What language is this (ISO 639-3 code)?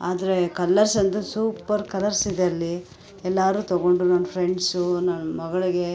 kan